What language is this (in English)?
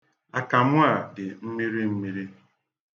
Igbo